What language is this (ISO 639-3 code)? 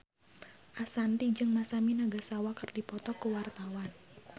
sun